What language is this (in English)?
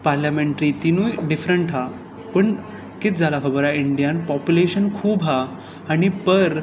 Konkani